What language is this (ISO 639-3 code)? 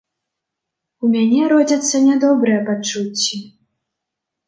bel